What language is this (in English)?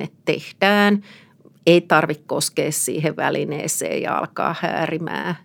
Finnish